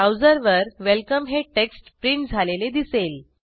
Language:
Marathi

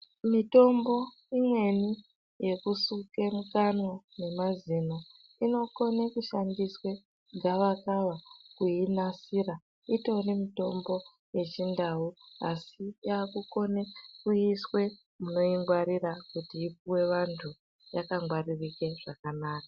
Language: Ndau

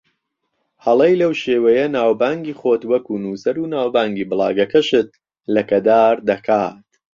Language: Central Kurdish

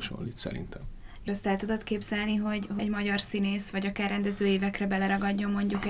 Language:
Hungarian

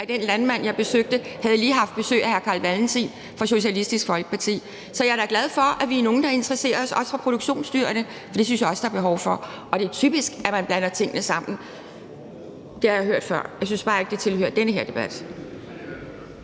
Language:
Danish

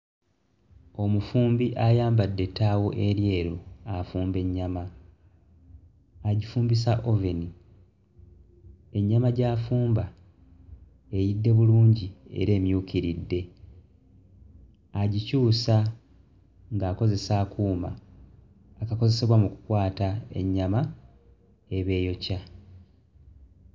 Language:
Ganda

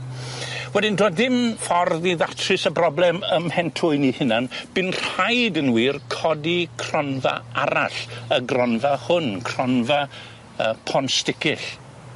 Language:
Welsh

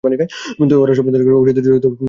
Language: Bangla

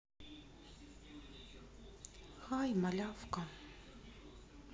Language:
Russian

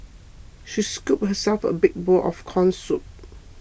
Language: English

